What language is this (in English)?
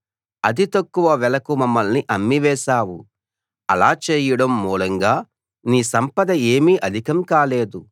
Telugu